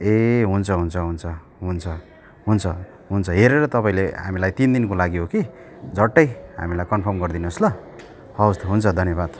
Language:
Nepali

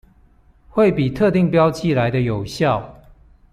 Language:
Chinese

